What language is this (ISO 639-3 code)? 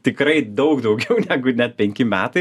lit